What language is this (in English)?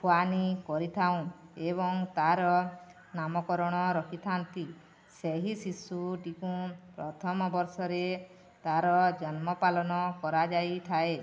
Odia